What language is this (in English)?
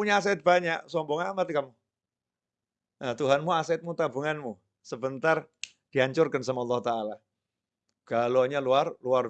Indonesian